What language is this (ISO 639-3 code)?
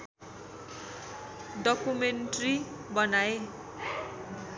nep